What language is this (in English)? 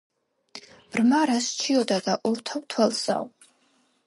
Georgian